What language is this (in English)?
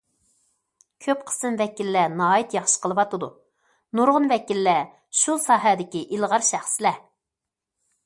Uyghur